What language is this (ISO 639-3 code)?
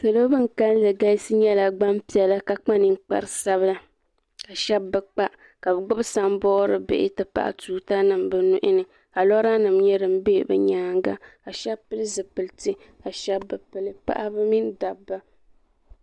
dag